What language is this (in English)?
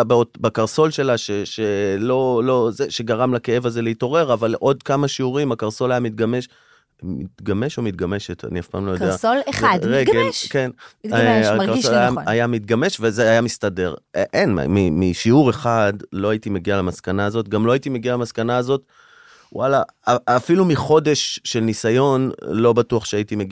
Hebrew